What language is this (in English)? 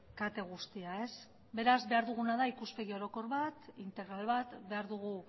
Basque